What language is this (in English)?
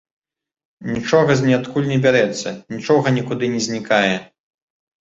Belarusian